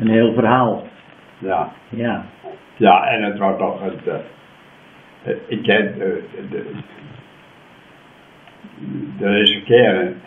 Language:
Dutch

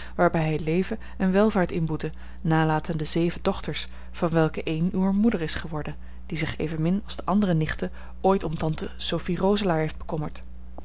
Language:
Dutch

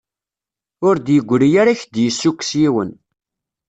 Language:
Kabyle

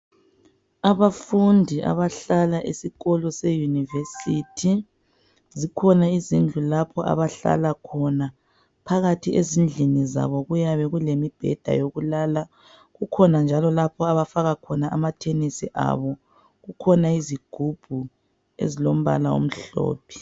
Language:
North Ndebele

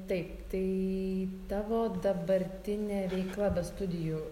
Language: Lithuanian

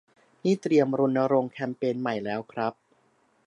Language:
Thai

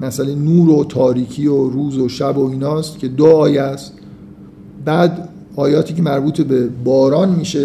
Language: Persian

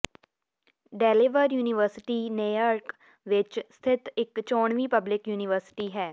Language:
Punjabi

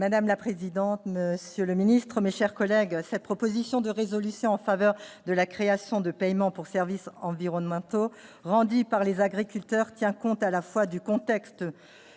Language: French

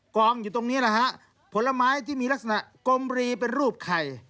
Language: Thai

